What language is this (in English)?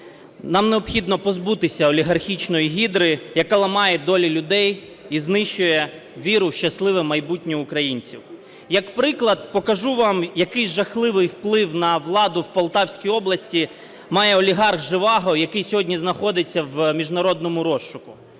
Ukrainian